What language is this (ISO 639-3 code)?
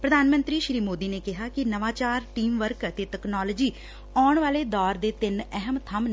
pan